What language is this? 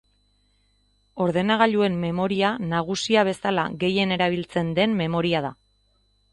Basque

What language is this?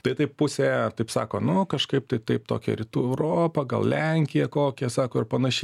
Lithuanian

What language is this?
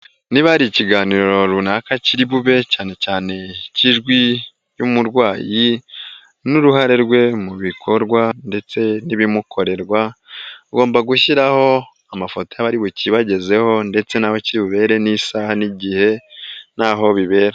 Kinyarwanda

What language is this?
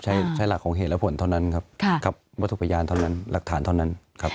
Thai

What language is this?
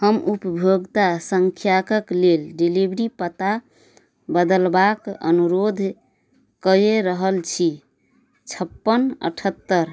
Maithili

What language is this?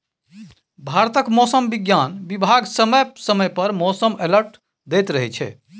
Maithili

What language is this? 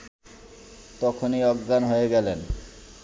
Bangla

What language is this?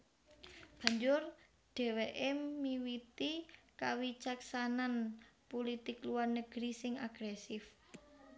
Javanese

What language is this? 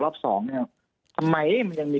Thai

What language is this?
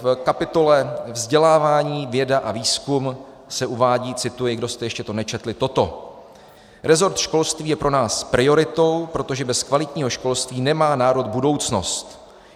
Czech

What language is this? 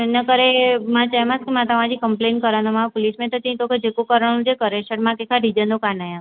Sindhi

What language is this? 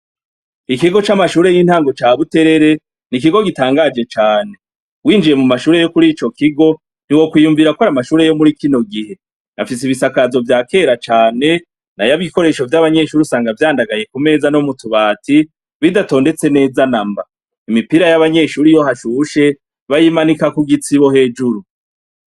Rundi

